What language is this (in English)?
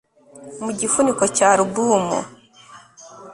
Kinyarwanda